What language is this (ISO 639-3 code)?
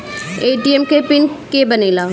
bho